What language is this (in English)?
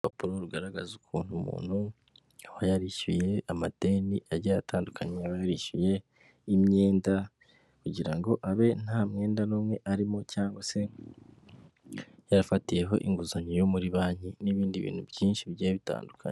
Kinyarwanda